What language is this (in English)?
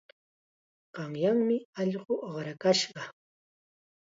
Chiquián Ancash Quechua